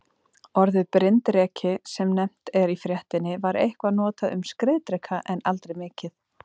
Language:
Icelandic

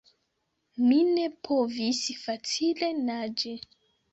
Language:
Esperanto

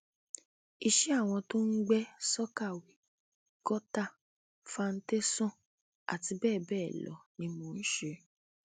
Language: Yoruba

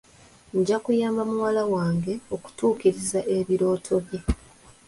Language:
Ganda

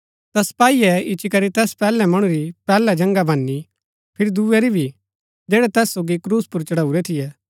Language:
Gaddi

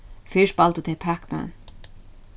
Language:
Faroese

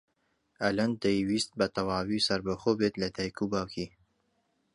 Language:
Central Kurdish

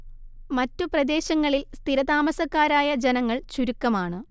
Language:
Malayalam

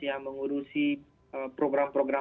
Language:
Indonesian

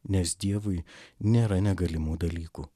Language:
Lithuanian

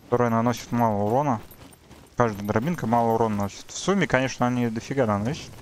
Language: Russian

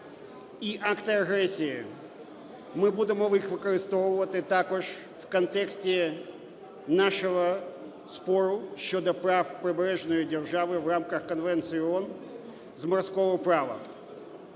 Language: Ukrainian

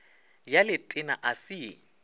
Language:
Northern Sotho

